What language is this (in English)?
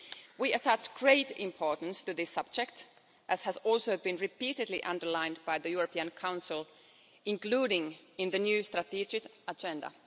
English